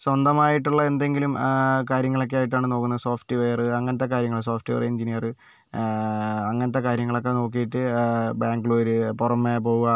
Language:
Malayalam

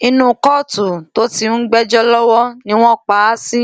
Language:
Yoruba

